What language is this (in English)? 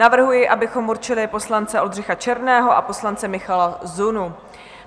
Czech